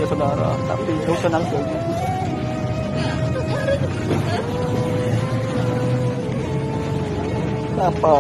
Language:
Indonesian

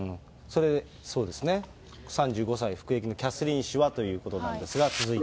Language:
Japanese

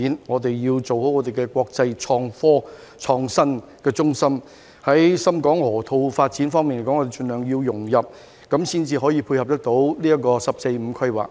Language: Cantonese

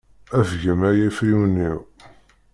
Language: Kabyle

